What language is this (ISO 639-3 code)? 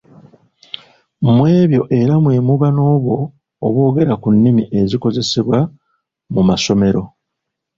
lug